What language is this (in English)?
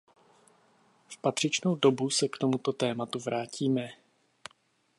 Czech